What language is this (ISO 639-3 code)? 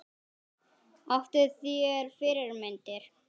isl